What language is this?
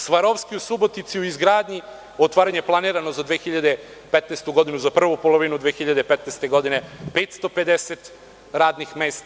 Serbian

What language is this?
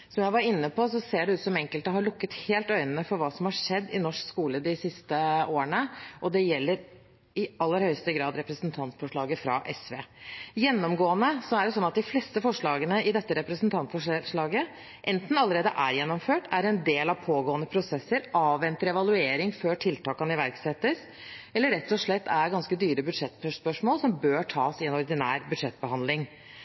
Norwegian Bokmål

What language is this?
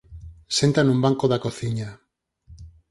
Galician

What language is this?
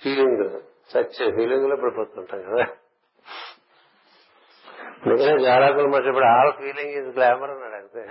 Telugu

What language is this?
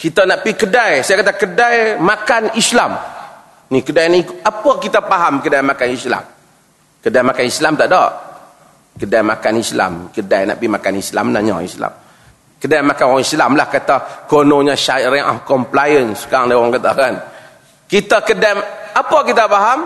Malay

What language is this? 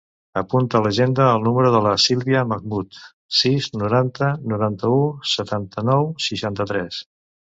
Catalan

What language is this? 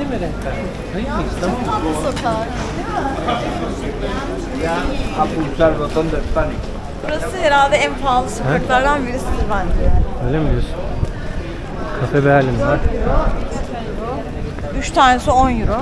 Turkish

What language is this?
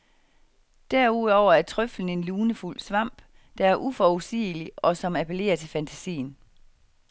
Danish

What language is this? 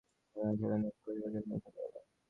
Bangla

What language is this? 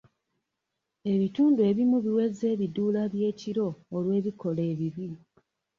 Ganda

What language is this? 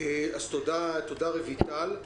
Hebrew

